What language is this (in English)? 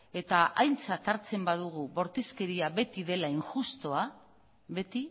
Basque